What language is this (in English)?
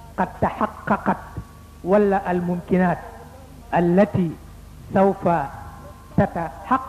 Arabic